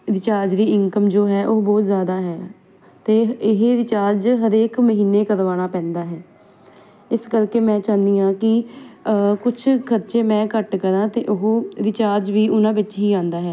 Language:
Punjabi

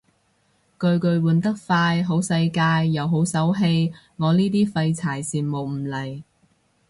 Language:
Cantonese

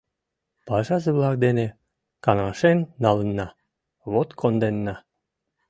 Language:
Mari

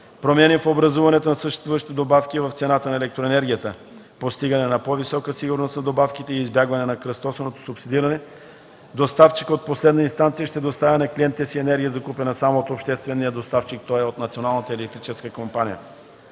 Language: Bulgarian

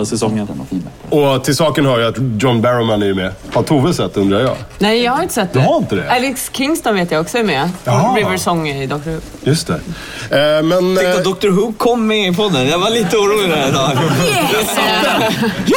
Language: Swedish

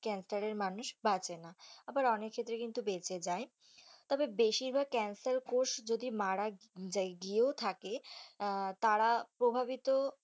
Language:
Bangla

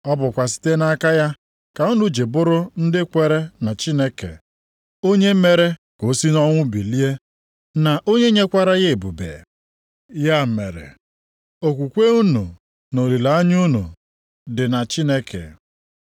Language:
Igbo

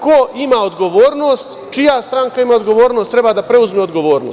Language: Serbian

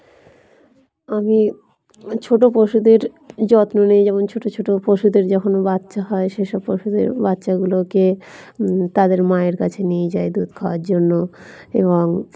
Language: Bangla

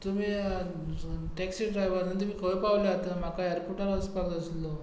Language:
Konkani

